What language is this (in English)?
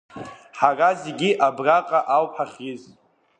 Abkhazian